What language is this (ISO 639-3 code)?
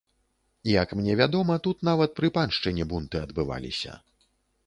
bel